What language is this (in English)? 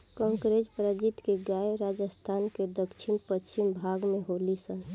Bhojpuri